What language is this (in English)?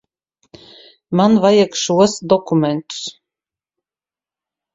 Latvian